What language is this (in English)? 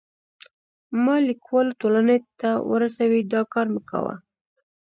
Pashto